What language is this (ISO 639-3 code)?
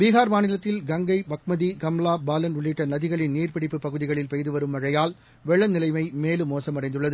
tam